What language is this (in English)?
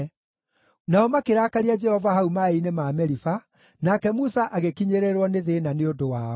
Kikuyu